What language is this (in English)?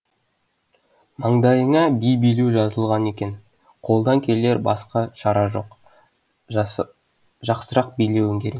Kazakh